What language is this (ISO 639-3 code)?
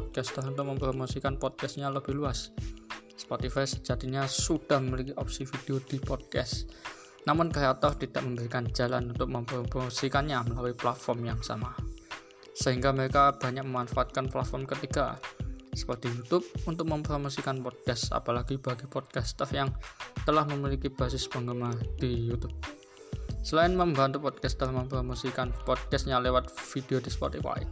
ind